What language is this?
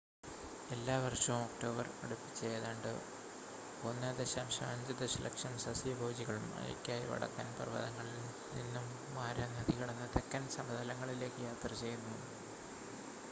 Malayalam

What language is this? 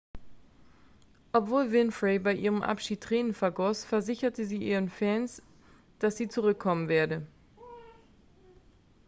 German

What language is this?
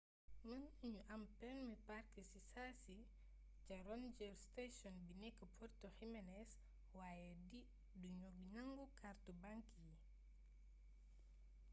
Wolof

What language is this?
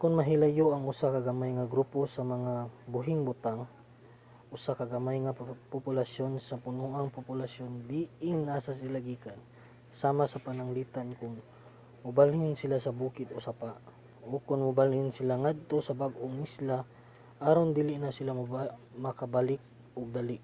Cebuano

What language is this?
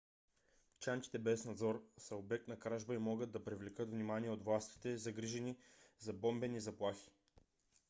Bulgarian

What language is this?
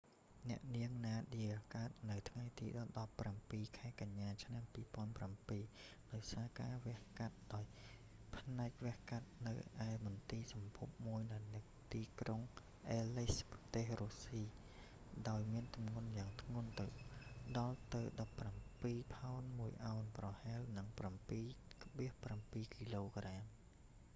Khmer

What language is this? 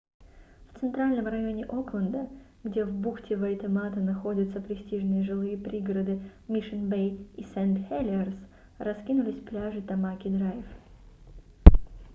Russian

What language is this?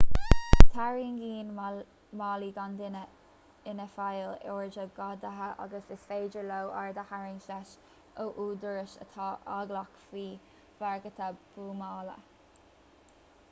Irish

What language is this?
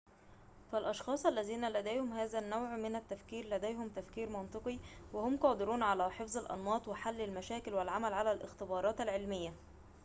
Arabic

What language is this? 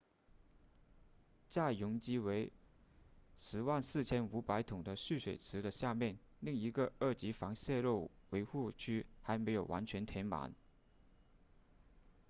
Chinese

